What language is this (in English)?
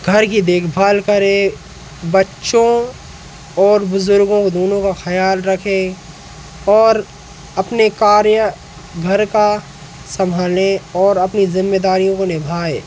Hindi